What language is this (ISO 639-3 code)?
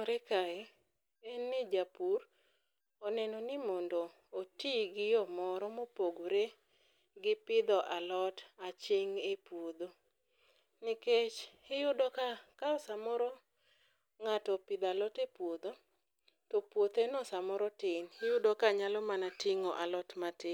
luo